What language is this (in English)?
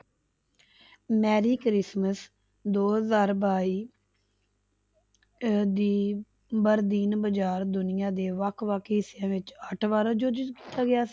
Punjabi